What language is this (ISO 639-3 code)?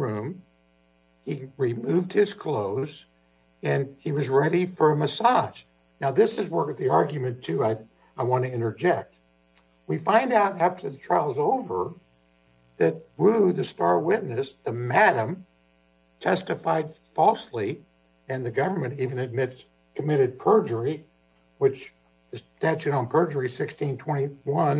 eng